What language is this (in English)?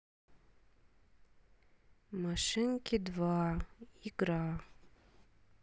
Russian